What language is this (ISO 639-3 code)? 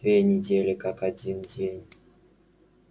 rus